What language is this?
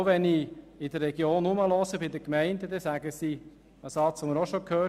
Swiss German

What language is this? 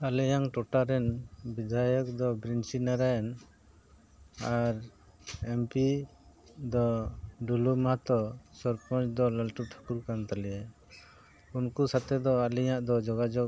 Santali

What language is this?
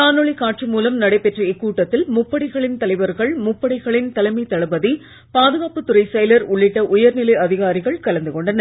Tamil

